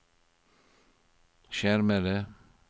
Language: Norwegian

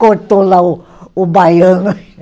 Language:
Portuguese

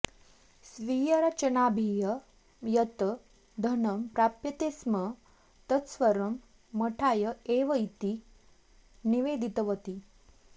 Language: Sanskrit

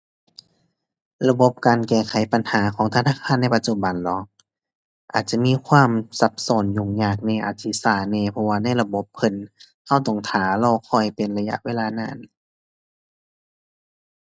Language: Thai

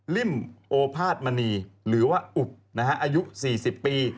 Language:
Thai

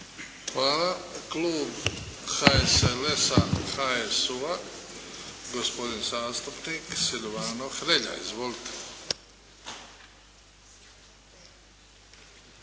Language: Croatian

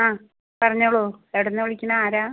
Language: Malayalam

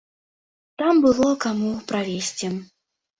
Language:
Belarusian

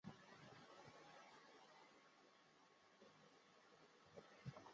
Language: Chinese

